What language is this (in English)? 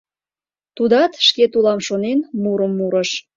Mari